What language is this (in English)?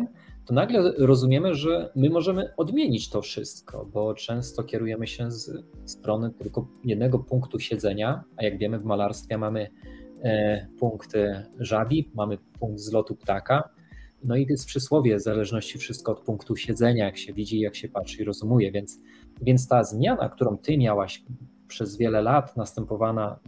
Polish